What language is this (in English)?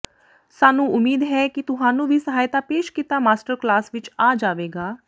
Punjabi